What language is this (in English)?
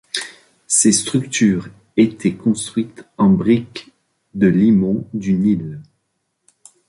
French